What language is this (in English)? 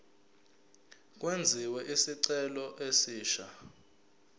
Zulu